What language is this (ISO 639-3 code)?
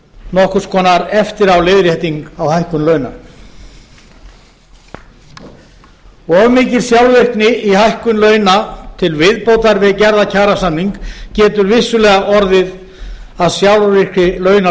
isl